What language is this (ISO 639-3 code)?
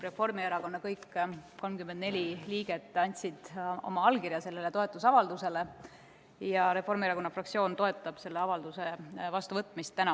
est